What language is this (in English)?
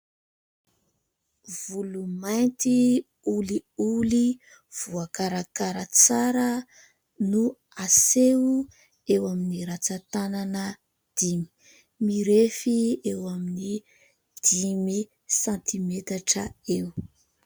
Malagasy